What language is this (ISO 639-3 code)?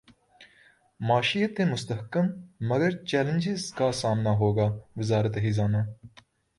urd